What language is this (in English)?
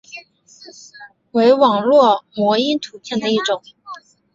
Chinese